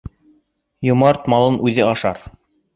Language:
Bashkir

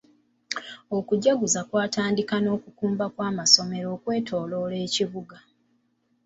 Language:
Ganda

